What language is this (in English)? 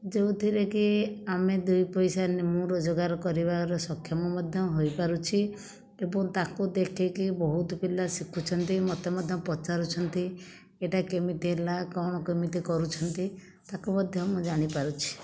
Odia